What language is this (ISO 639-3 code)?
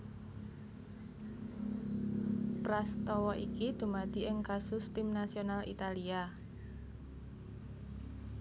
jav